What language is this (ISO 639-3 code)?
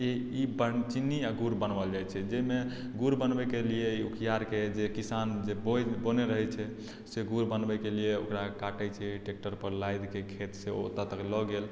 mai